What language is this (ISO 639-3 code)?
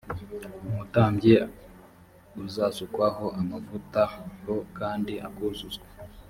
kin